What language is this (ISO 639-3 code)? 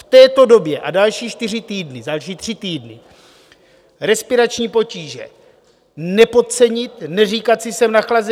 ces